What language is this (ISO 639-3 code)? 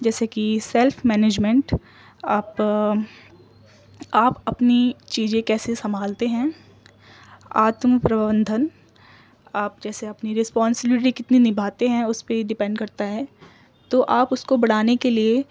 urd